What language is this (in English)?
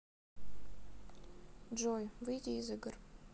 Russian